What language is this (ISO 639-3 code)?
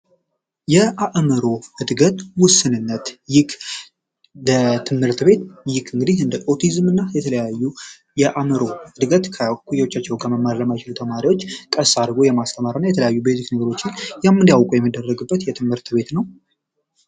amh